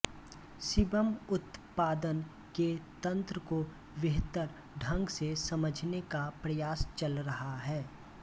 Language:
Hindi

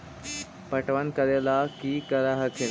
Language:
Magahi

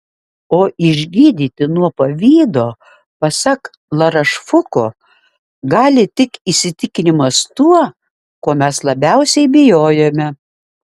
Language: Lithuanian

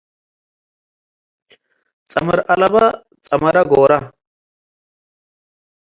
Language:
Tigre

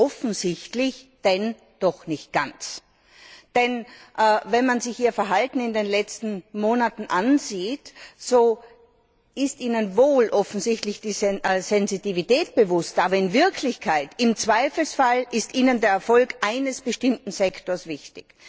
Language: German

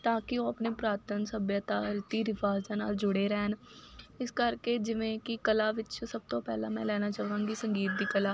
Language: Punjabi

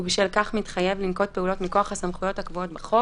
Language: Hebrew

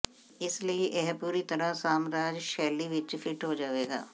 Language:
Punjabi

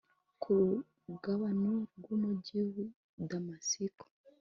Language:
Kinyarwanda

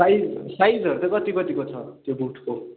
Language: Nepali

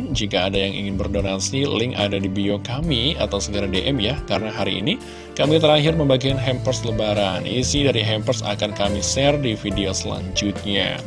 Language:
Indonesian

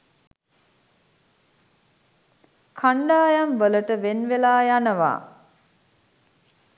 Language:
Sinhala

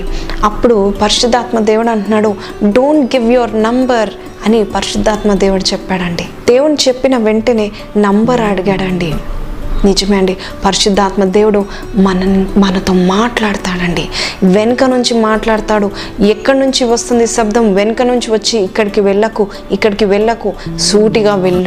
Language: Telugu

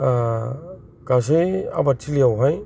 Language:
Bodo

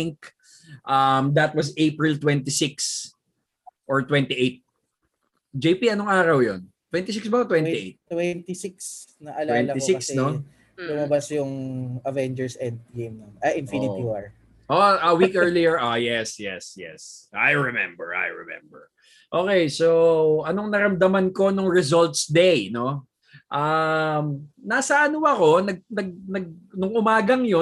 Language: Filipino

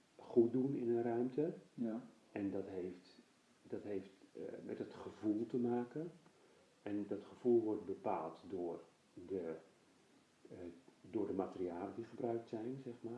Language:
Dutch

